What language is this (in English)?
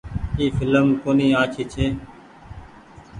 Goaria